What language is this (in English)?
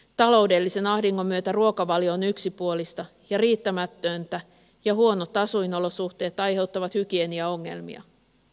Finnish